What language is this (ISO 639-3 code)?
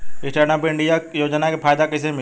bho